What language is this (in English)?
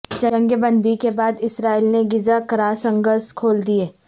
Urdu